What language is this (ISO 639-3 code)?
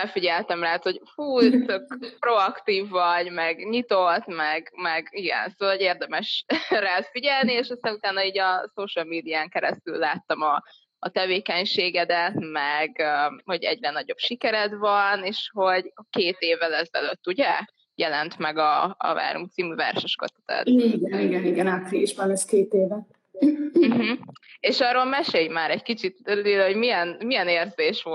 hun